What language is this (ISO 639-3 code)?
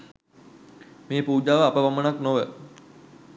sin